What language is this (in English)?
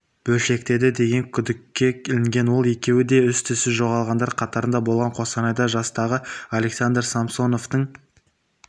Kazakh